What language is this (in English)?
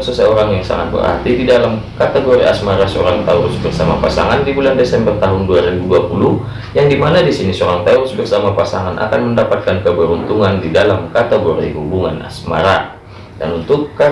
Indonesian